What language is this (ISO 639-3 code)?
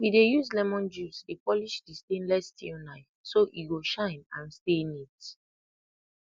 pcm